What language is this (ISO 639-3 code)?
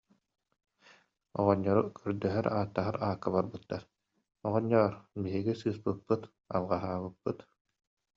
sah